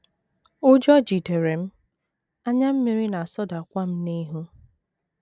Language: Igbo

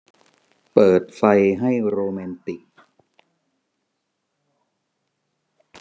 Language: Thai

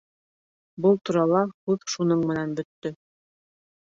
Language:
Bashkir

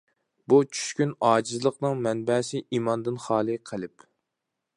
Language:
Uyghur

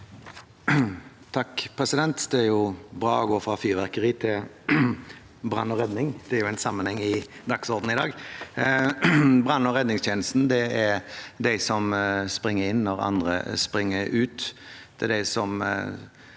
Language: Norwegian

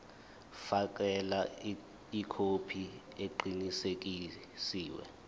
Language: Zulu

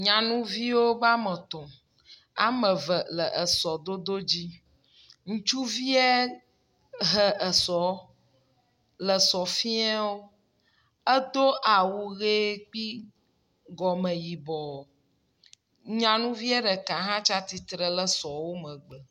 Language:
Ewe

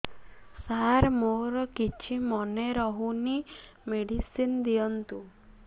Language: Odia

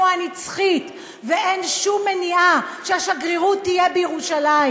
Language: Hebrew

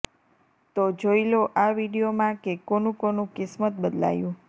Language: Gujarati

